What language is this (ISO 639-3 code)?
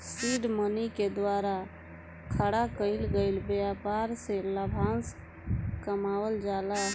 bho